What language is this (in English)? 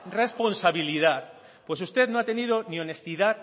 Spanish